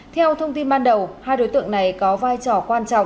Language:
Vietnamese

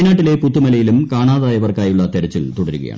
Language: Malayalam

